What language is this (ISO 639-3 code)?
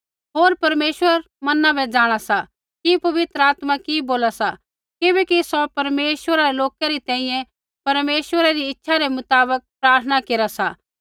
kfx